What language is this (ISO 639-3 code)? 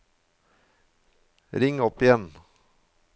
nor